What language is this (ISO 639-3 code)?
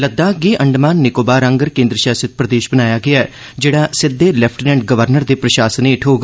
doi